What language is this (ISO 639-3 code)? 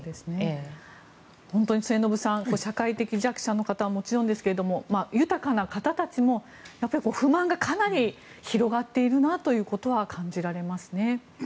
jpn